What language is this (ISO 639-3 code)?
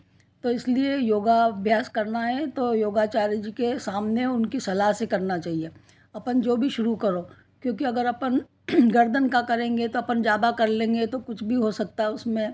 hin